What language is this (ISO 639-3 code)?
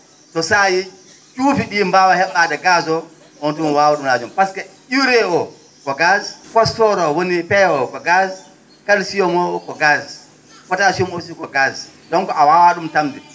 ful